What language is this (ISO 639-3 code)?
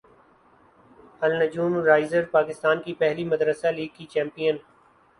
urd